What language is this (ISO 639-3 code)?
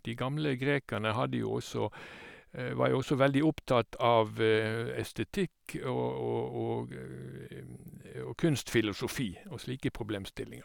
nor